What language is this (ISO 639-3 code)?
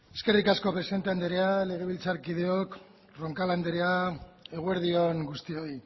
eus